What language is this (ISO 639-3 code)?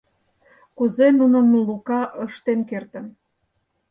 chm